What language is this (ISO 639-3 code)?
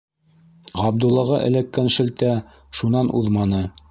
bak